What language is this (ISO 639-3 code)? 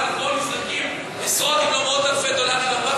heb